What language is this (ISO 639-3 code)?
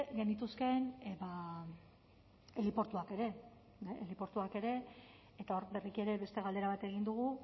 eus